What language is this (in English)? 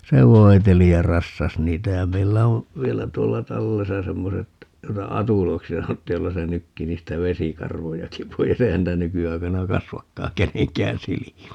Finnish